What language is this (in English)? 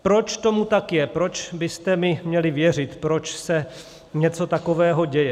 Czech